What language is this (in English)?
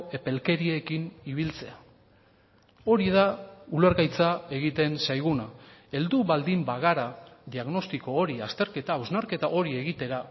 Basque